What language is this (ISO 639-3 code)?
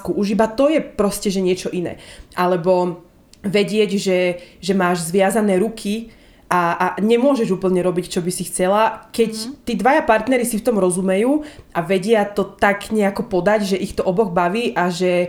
slk